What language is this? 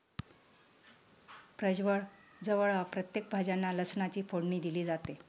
Marathi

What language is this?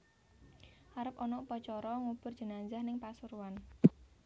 Javanese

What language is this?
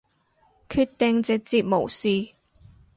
Cantonese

